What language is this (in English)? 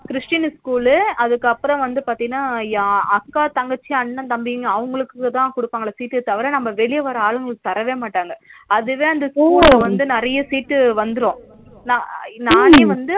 Tamil